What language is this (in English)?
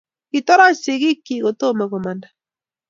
Kalenjin